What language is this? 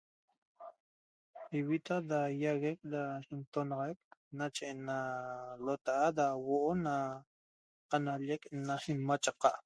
Toba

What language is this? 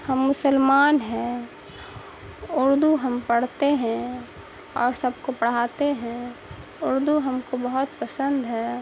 Urdu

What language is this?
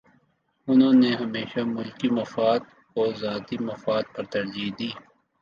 Urdu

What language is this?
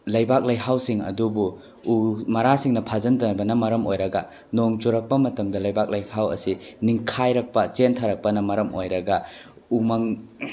Manipuri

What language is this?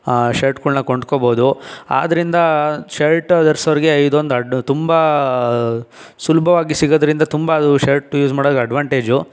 Kannada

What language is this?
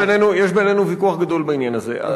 Hebrew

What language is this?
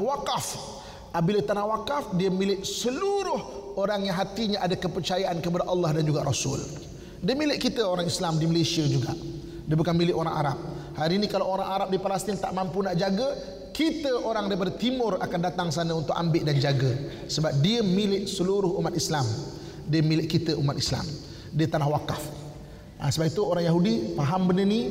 Malay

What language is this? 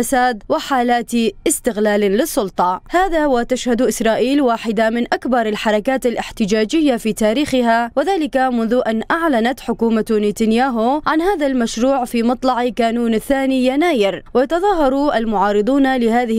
Arabic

